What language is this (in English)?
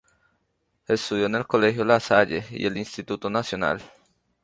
Spanish